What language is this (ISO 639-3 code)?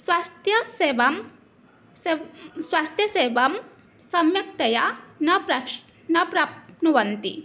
san